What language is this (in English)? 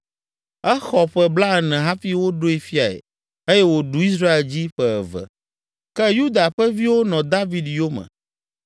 Ewe